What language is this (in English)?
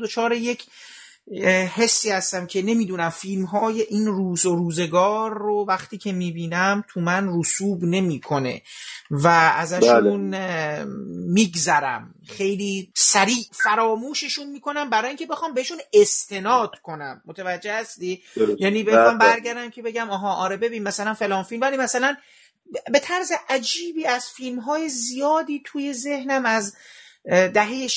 Persian